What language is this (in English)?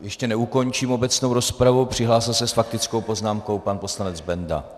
Czech